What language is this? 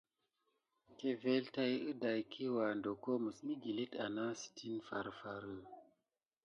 Gidar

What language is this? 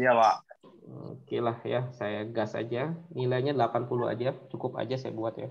Indonesian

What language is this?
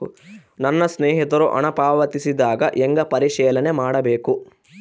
Kannada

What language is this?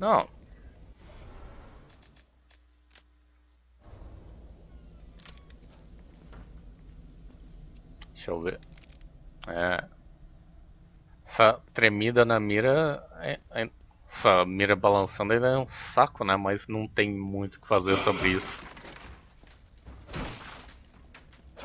Portuguese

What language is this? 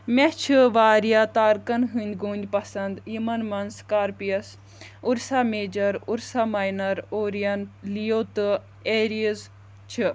Kashmiri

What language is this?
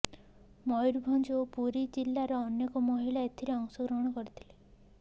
Odia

